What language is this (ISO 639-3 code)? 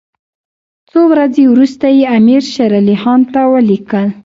pus